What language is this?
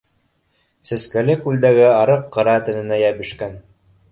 Bashkir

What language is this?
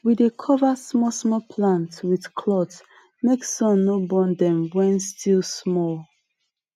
Nigerian Pidgin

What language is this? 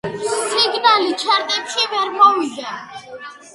Georgian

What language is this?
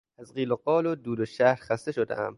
Persian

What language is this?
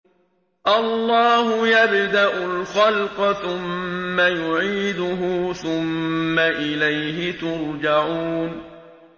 Arabic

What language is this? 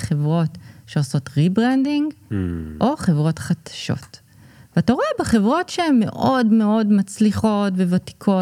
Hebrew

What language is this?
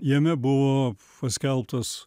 Lithuanian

